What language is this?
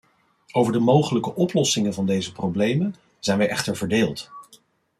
Dutch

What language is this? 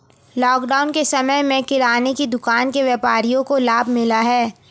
Hindi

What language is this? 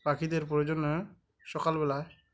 Bangla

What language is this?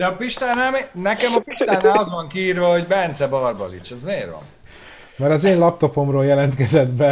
Hungarian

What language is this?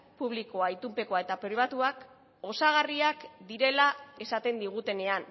Basque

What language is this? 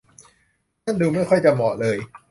Thai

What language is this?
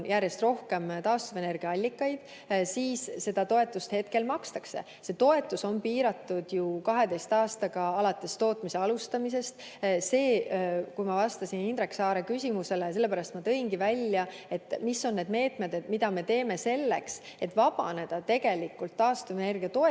Estonian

